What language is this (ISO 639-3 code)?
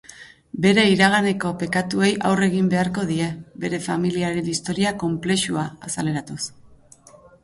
eus